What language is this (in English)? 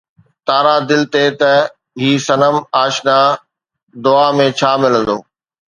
Sindhi